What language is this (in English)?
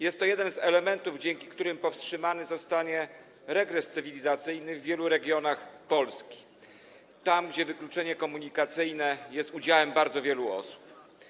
Polish